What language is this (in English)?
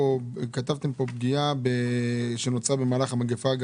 Hebrew